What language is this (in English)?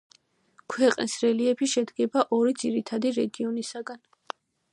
Georgian